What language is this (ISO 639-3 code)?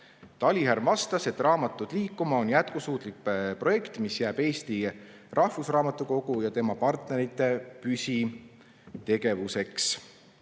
est